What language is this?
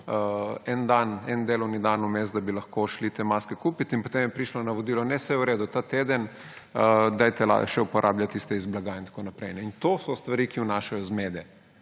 Slovenian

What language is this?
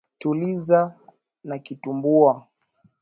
Swahili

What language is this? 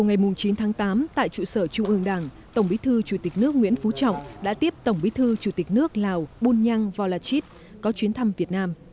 Vietnamese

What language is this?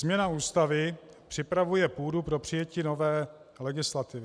Czech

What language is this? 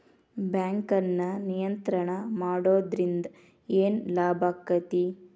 Kannada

